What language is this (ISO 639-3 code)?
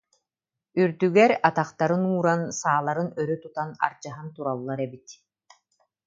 sah